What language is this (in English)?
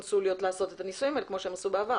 Hebrew